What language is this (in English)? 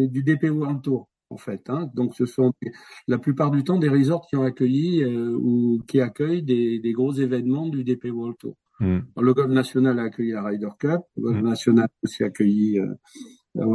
French